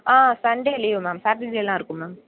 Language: Tamil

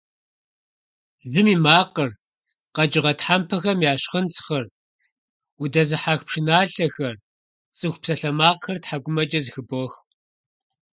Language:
Kabardian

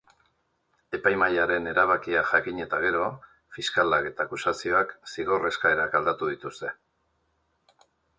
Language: Basque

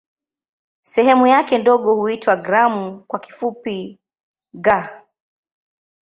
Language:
Swahili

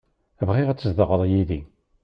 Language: Kabyle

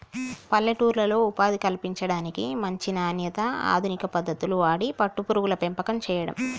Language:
Telugu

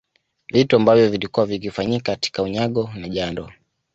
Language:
Swahili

